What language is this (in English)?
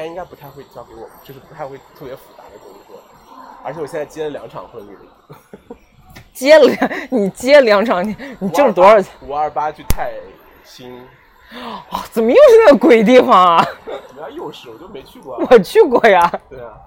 Chinese